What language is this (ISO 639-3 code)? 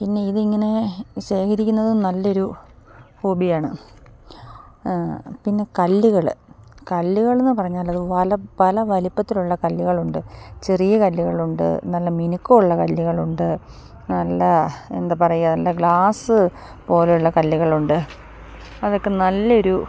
mal